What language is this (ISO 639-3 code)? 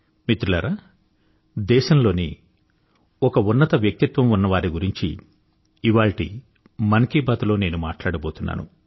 tel